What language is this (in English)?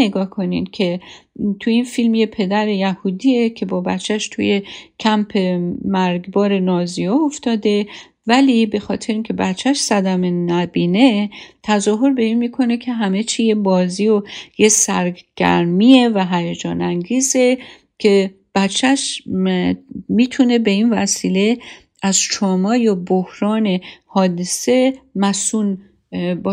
Persian